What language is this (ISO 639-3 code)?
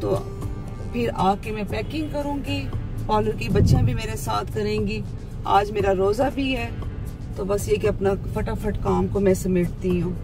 hin